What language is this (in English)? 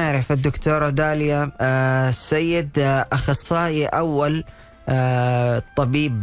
Arabic